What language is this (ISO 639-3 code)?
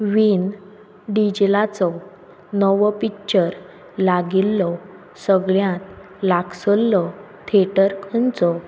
kok